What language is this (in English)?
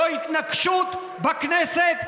Hebrew